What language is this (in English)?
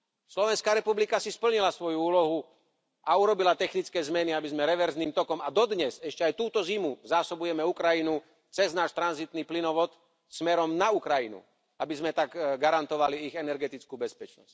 Slovak